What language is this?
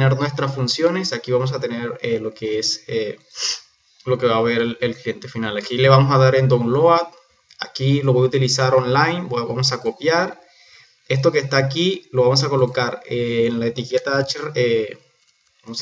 Spanish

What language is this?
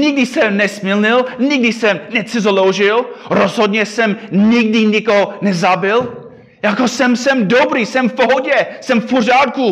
Czech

